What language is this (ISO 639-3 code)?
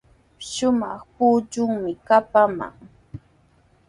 qws